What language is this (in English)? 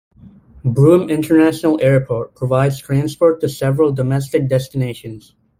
English